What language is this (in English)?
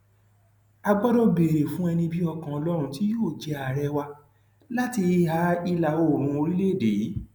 Yoruba